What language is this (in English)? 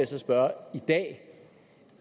Danish